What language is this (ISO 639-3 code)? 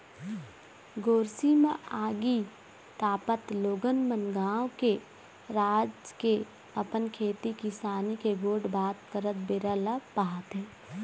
hne